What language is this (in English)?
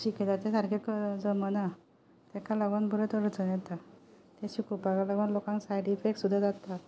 Konkani